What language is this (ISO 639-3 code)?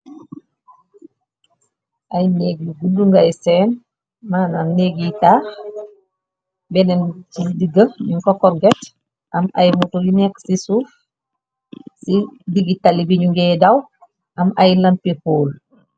wol